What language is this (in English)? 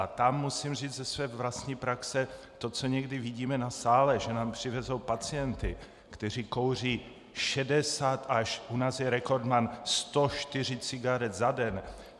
Czech